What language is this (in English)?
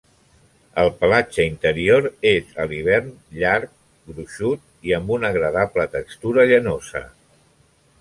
Catalan